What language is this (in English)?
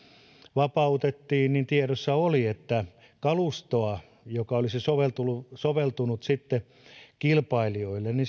Finnish